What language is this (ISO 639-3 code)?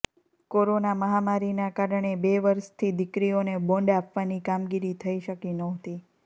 guj